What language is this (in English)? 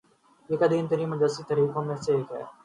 Urdu